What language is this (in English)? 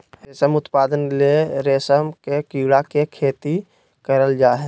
Magahi